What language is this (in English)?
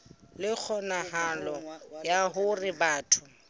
Southern Sotho